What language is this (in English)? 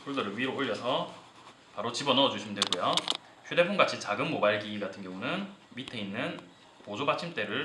Korean